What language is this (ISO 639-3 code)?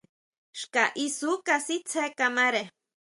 mau